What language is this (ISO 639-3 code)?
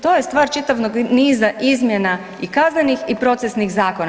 hrv